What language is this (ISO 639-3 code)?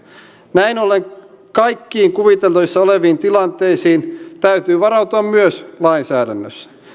fin